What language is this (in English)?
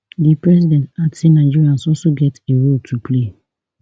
Nigerian Pidgin